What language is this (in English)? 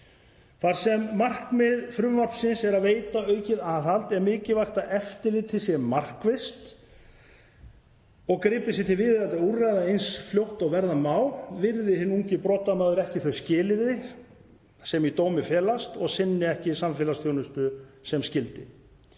Icelandic